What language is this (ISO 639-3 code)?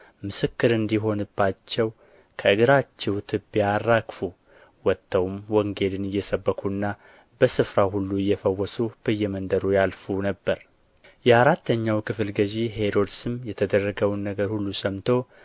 amh